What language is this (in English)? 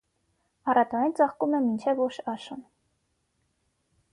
Armenian